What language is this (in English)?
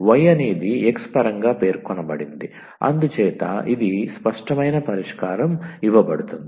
Telugu